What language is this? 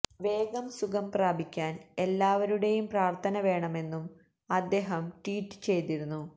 Malayalam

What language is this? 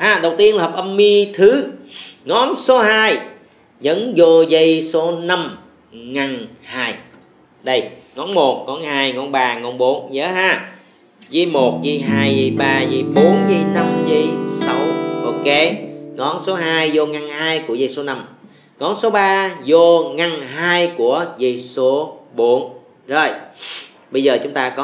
Vietnamese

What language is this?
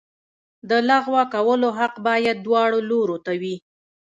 Pashto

